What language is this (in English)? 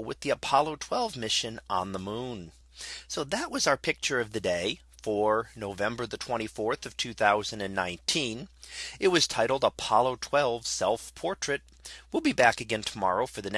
English